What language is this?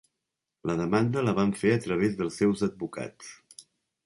Catalan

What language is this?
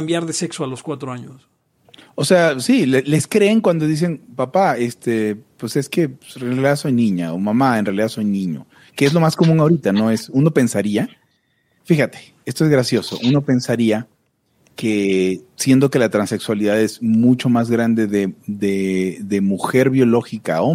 Spanish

